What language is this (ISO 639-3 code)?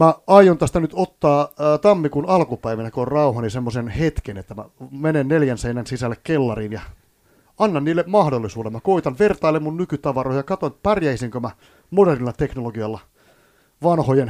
fin